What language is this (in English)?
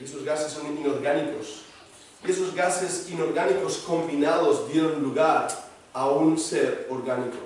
Spanish